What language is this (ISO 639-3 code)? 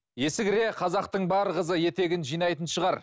kaz